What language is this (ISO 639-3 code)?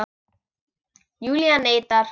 isl